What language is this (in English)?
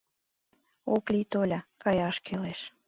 Mari